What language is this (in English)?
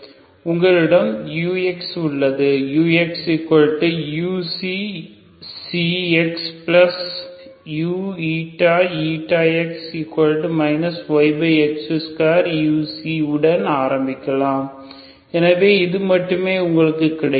Tamil